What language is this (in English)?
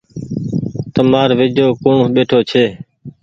Goaria